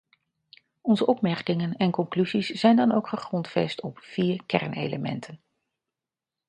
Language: Dutch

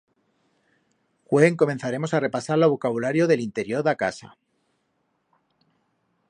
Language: Aragonese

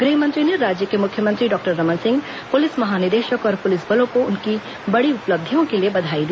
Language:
Hindi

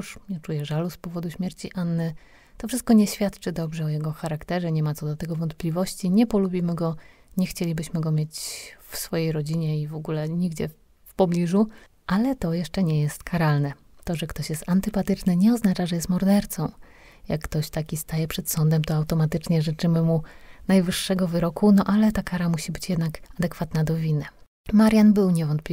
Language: Polish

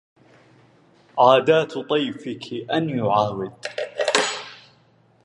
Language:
Arabic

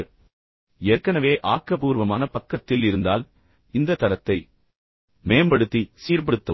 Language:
Tamil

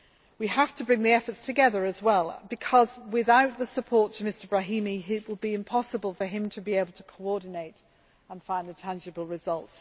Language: English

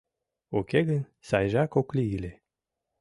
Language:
Mari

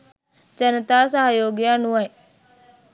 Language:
Sinhala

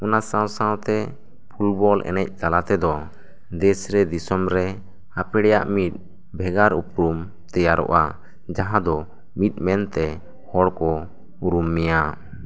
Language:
Santali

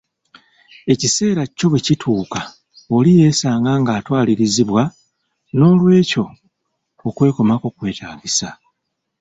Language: Ganda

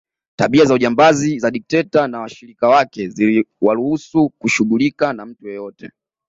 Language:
Swahili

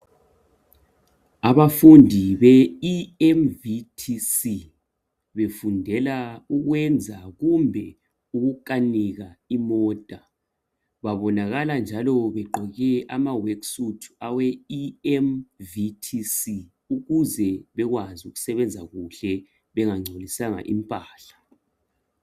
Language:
North Ndebele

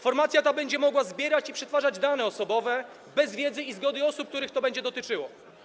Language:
Polish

